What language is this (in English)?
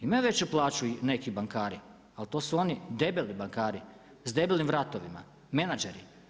Croatian